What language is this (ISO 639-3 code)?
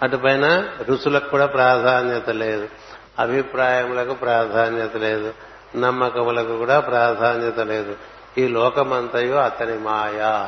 tel